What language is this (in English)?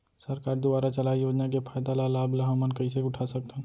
Chhattisgarhi